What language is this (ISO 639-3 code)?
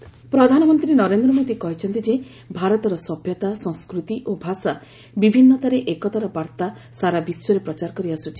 ori